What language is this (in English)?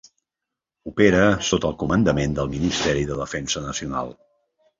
Catalan